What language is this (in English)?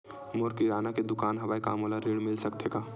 Chhattisgarhi